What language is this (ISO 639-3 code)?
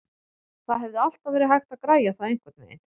isl